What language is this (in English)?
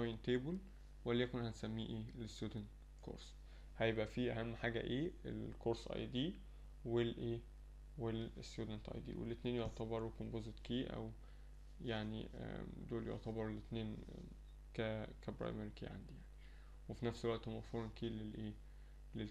Arabic